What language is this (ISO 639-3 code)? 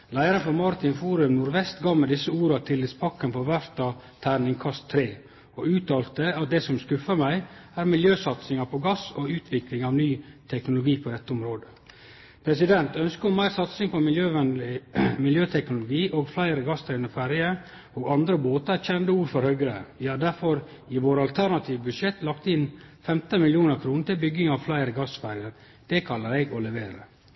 nno